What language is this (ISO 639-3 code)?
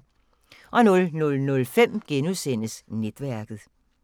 dan